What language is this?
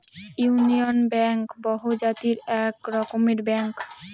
Bangla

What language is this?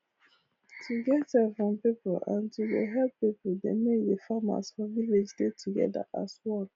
Nigerian Pidgin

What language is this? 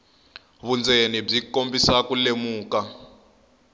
Tsonga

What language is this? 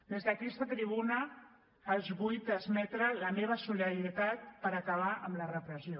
Catalan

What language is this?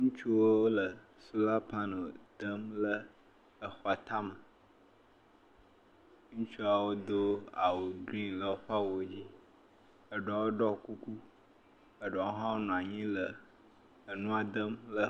Ewe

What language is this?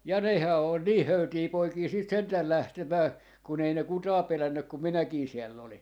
Finnish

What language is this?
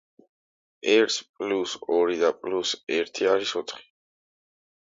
Georgian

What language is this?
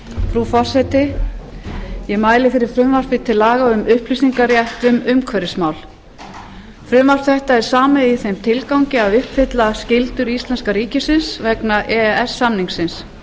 Icelandic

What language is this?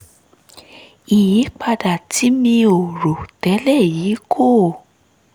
Yoruba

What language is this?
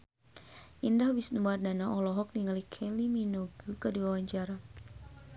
Sundanese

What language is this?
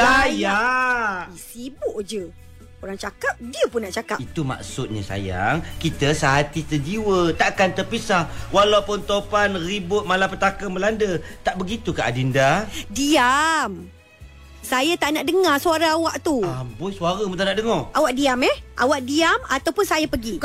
Malay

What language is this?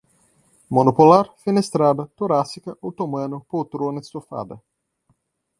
Portuguese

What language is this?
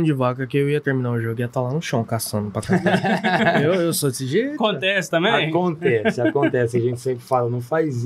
Portuguese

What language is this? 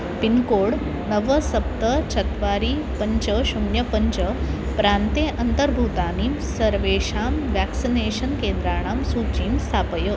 Sanskrit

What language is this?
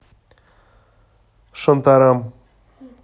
Russian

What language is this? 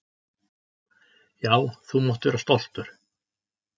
Icelandic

